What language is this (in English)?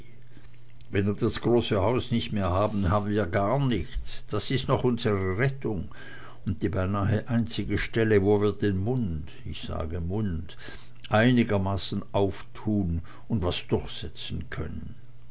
German